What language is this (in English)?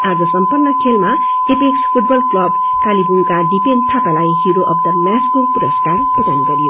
Nepali